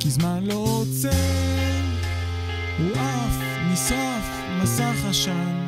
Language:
Hebrew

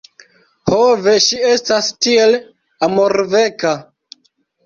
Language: Esperanto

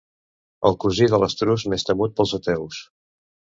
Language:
Catalan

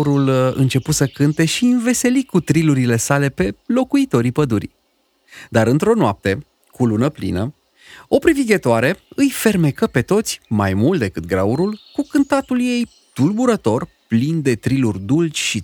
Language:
Romanian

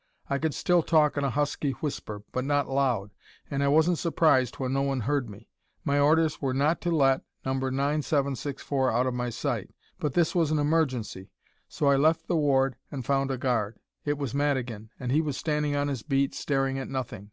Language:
English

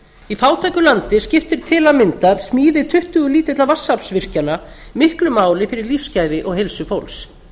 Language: Icelandic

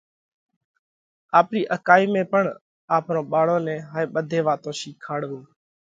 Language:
Parkari Koli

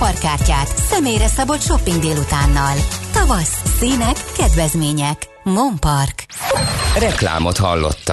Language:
Hungarian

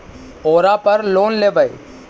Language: Magahi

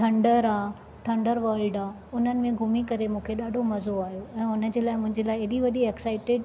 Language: Sindhi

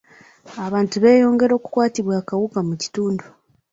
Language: Ganda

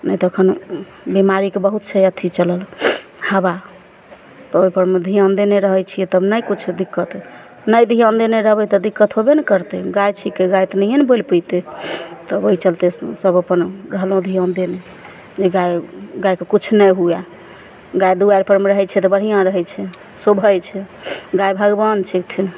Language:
Maithili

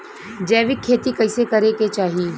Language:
Bhojpuri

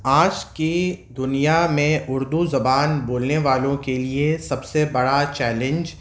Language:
Urdu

